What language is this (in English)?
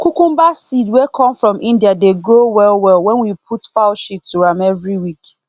Nigerian Pidgin